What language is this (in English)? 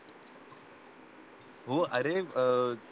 Marathi